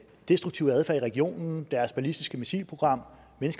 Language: Danish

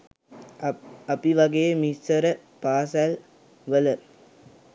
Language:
Sinhala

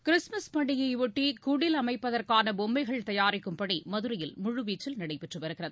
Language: Tamil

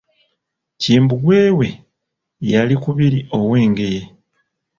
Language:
Ganda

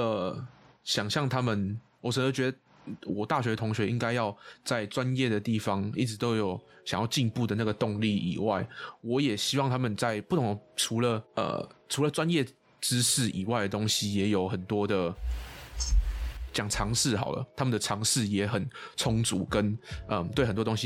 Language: Chinese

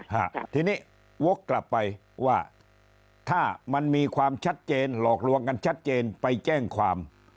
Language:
Thai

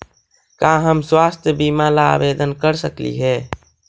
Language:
Magahi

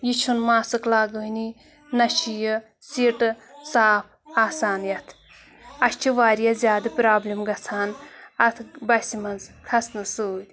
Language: Kashmiri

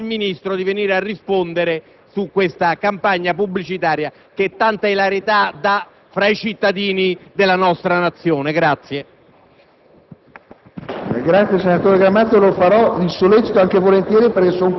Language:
Italian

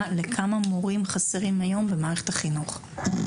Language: Hebrew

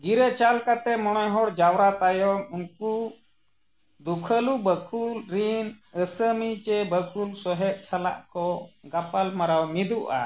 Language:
Santali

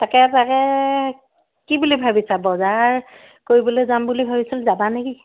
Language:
Assamese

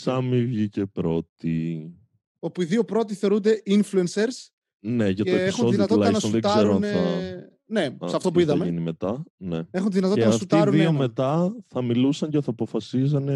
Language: Greek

